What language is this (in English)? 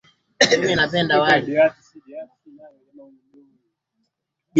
Swahili